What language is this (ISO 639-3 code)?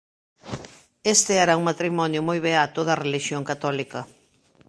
glg